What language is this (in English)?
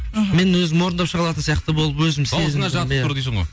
Kazakh